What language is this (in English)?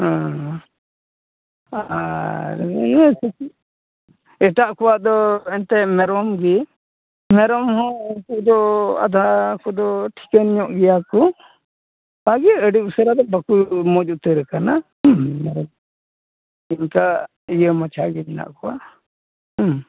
Santali